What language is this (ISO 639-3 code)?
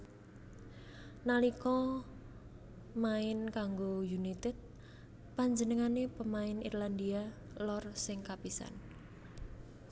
jav